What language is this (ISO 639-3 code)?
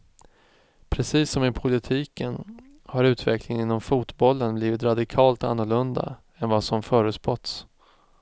swe